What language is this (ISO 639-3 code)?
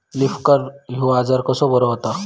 mar